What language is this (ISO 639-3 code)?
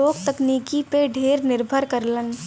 bho